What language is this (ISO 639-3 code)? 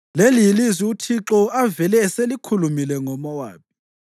nde